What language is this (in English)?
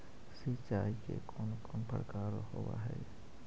Magahi